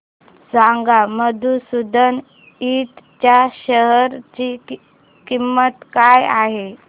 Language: Marathi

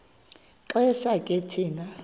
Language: Xhosa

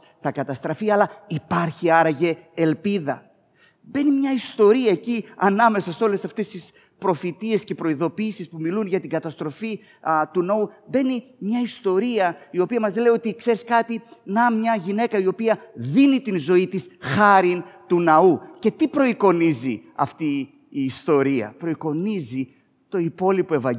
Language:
Greek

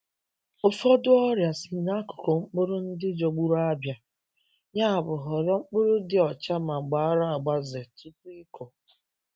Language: Igbo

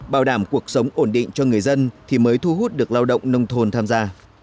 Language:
Vietnamese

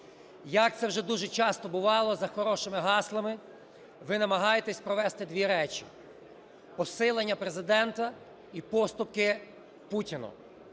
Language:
Ukrainian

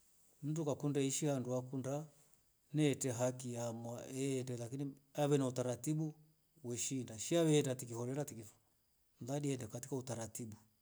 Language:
Rombo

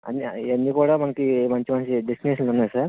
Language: Telugu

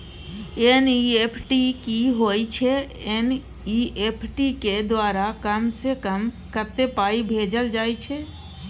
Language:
Maithili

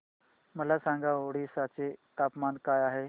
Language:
Marathi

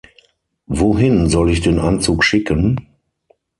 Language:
German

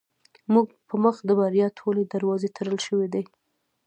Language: Pashto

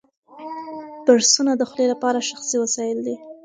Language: Pashto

